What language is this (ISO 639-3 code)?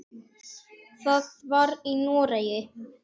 isl